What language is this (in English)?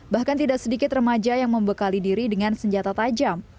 Indonesian